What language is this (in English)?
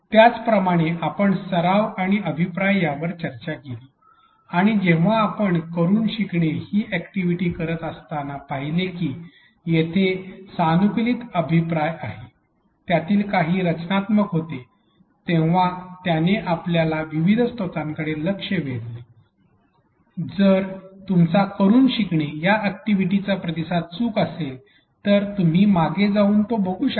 Marathi